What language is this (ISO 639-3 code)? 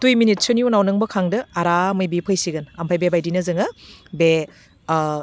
brx